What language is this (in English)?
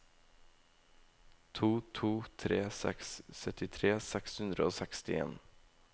Norwegian